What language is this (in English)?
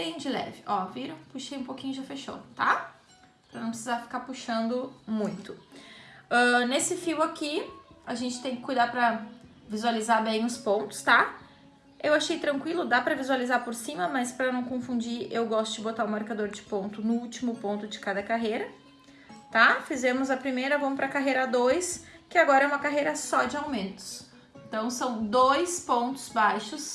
Portuguese